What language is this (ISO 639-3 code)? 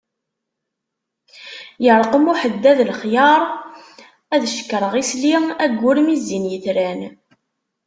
kab